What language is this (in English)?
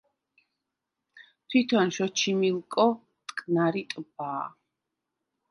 Georgian